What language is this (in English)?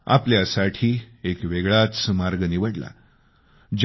Marathi